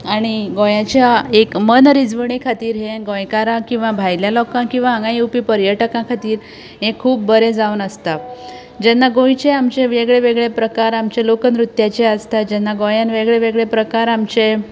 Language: Konkani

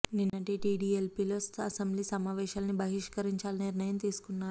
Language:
Telugu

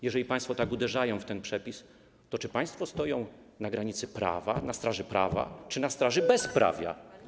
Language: Polish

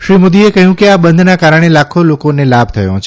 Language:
Gujarati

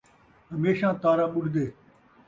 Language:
Saraiki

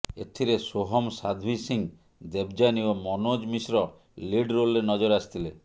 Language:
Odia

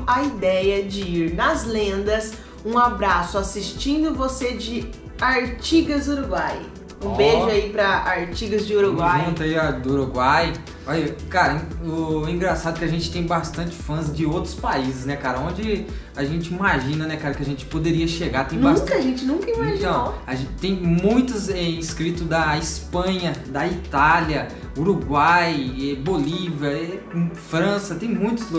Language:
Portuguese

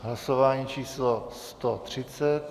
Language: Czech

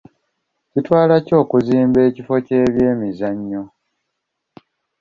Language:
Ganda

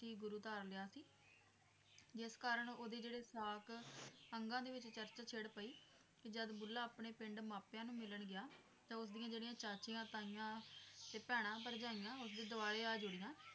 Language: Punjabi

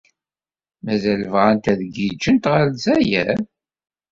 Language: Kabyle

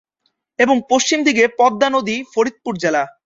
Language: Bangla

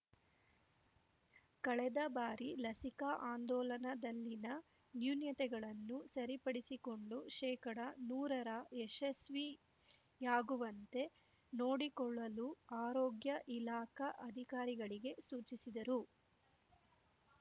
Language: Kannada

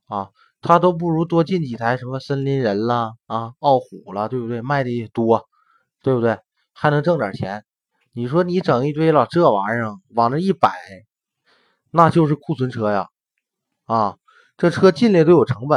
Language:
Chinese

